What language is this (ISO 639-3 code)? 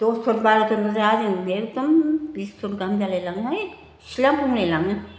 brx